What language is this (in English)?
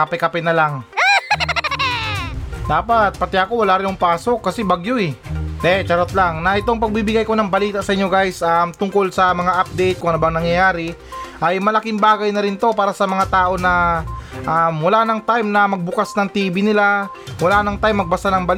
Filipino